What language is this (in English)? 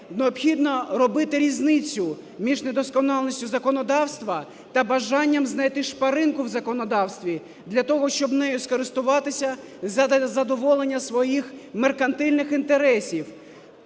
Ukrainian